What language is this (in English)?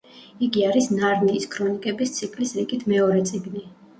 Georgian